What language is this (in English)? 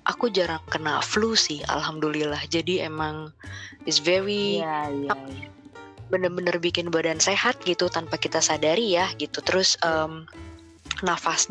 Indonesian